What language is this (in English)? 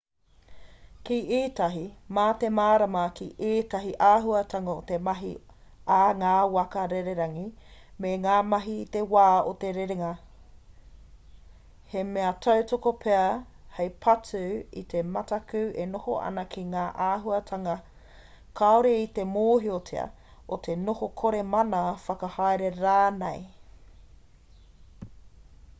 Māori